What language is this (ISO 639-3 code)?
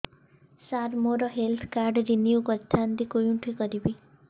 ori